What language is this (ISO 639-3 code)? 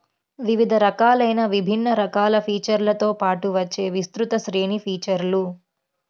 tel